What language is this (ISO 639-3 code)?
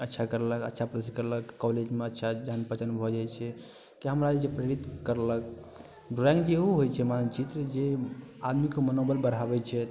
mai